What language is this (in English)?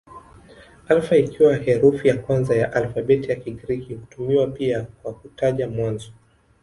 Swahili